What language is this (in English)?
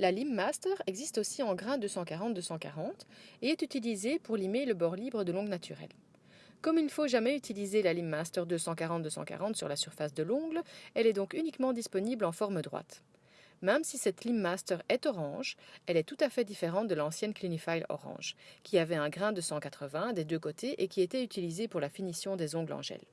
French